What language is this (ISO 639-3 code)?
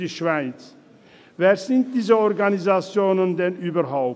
gsw